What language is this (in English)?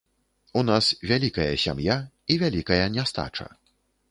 Belarusian